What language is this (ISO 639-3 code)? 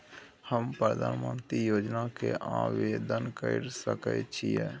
mai